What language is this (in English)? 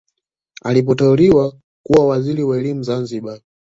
Swahili